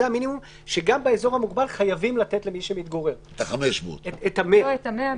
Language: Hebrew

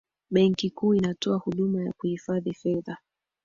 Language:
Swahili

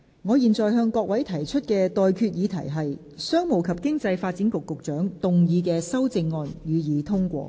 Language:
Cantonese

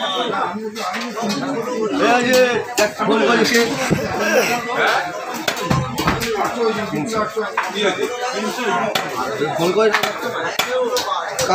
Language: Arabic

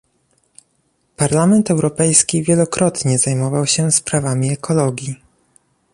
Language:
Polish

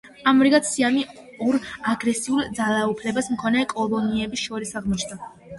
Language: Georgian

